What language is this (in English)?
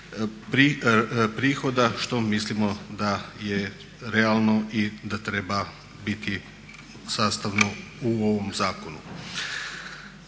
Croatian